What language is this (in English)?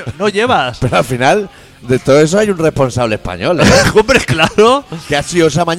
Spanish